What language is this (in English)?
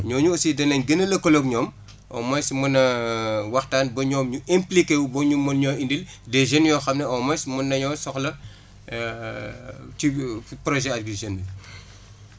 Wolof